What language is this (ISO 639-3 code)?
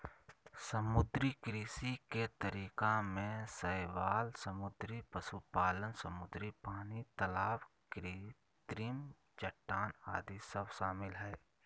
mag